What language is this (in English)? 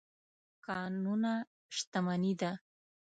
Pashto